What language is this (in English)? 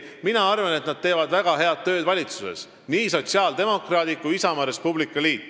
Estonian